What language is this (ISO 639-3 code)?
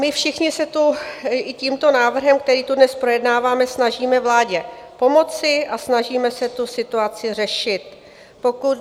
ces